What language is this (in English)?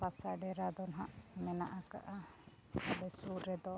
Santali